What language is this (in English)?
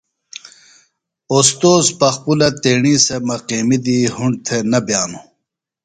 Phalura